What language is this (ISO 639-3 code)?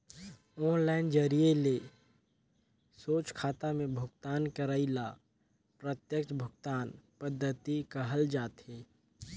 hne